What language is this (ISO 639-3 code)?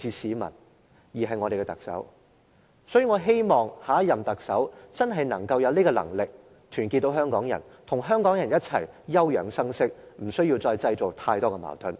yue